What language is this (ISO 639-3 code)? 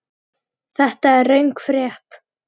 isl